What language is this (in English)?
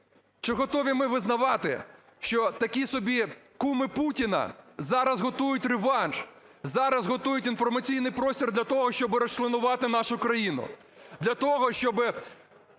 Ukrainian